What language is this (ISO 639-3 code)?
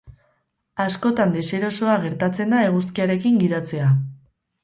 eus